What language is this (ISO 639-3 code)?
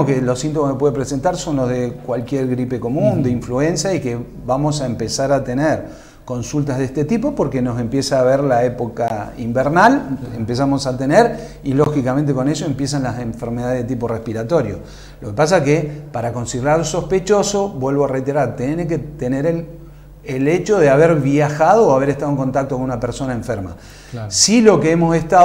spa